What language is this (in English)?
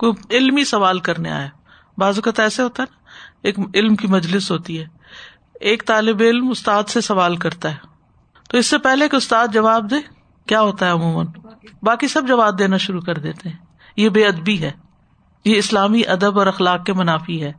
Urdu